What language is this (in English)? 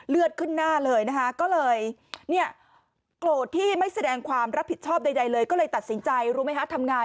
Thai